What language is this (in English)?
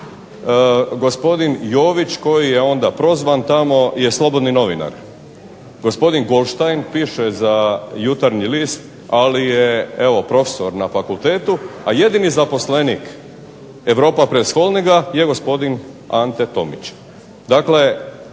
Croatian